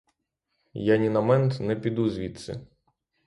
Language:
Ukrainian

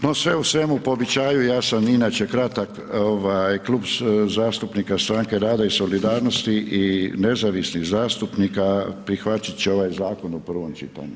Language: Croatian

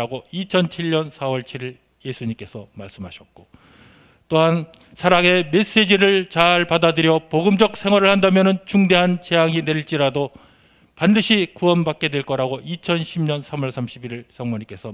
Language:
Korean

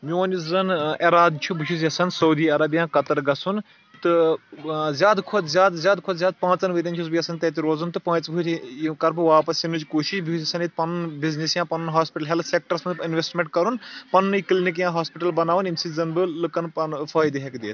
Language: Kashmiri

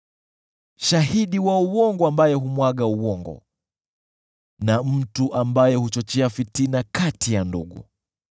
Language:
Swahili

